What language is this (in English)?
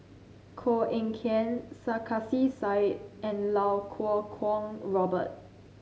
English